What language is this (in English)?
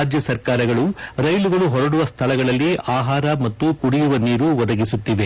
Kannada